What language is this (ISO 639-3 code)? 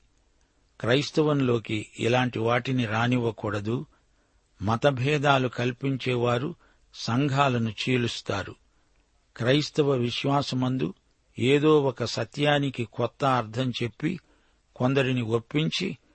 tel